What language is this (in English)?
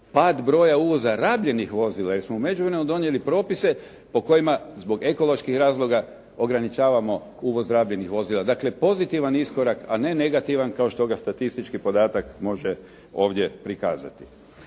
Croatian